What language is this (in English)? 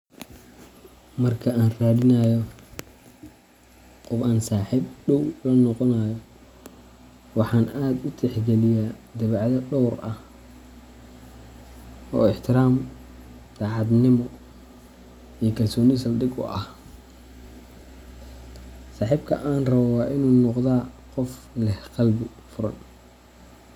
Somali